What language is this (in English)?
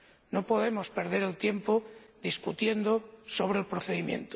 Spanish